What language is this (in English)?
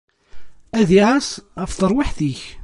Kabyle